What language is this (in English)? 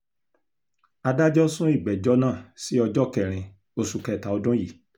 Yoruba